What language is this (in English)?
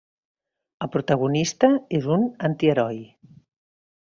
Catalan